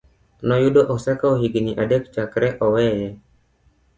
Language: Luo (Kenya and Tanzania)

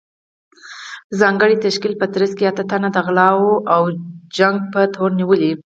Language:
Pashto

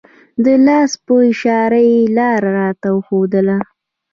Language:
Pashto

